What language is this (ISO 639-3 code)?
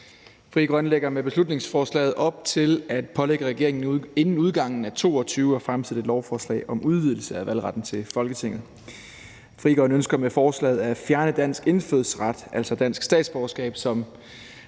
dan